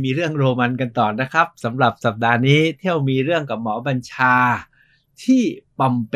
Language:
Thai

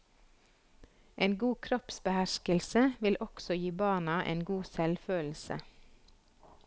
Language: Norwegian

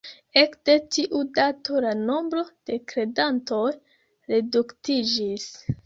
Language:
Esperanto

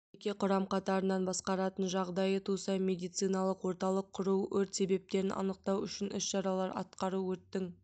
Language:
Kazakh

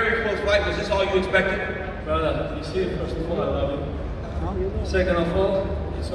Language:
English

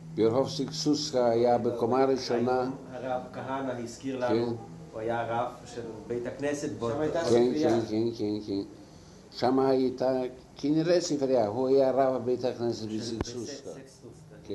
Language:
Hebrew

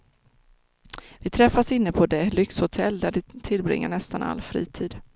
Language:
Swedish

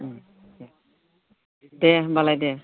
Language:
Bodo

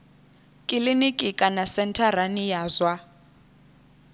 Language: Venda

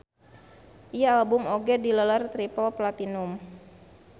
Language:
Sundanese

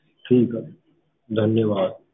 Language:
Punjabi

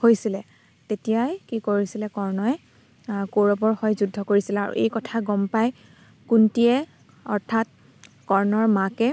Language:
Assamese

